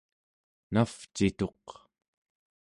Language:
Central Yupik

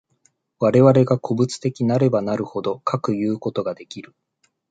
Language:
Japanese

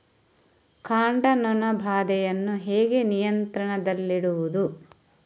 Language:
Kannada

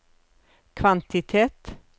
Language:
Norwegian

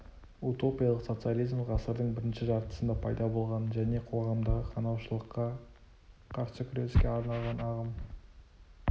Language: Kazakh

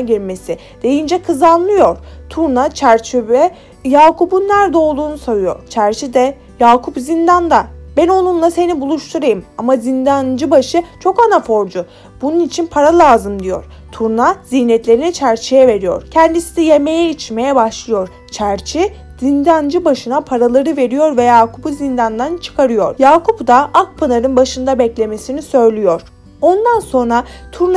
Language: Turkish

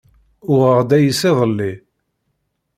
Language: Kabyle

